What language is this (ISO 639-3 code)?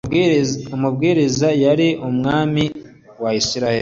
kin